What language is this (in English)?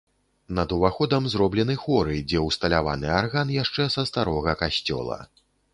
Belarusian